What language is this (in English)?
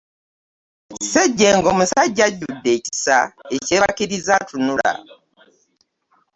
Ganda